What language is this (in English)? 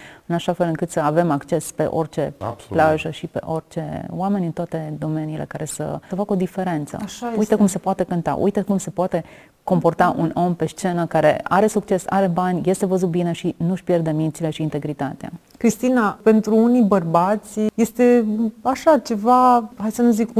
Romanian